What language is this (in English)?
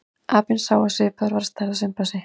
Icelandic